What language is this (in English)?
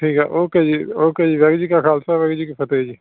Punjabi